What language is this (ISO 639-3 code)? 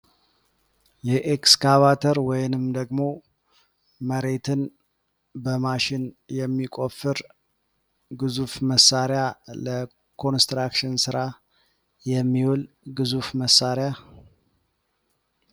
amh